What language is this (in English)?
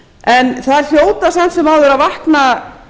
Icelandic